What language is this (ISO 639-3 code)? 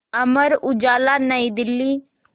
hin